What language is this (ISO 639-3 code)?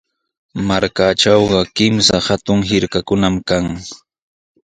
qws